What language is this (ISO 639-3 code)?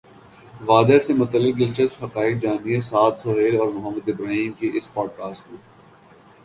urd